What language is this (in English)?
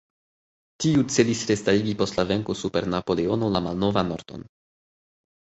Esperanto